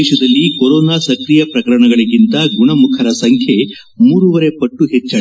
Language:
Kannada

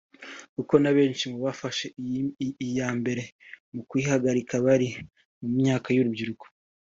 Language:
Kinyarwanda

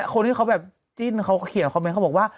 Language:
Thai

